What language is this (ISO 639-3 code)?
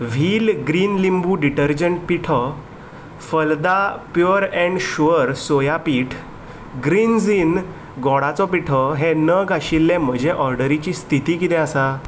kok